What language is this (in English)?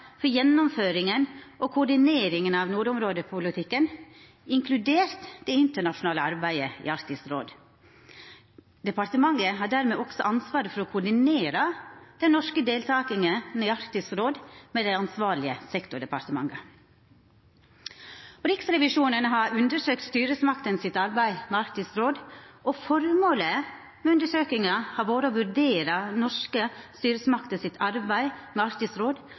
Norwegian Nynorsk